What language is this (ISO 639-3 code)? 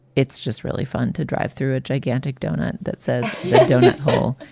eng